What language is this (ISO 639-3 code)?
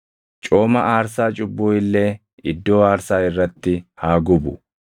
orm